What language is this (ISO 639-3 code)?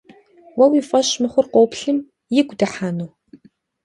kbd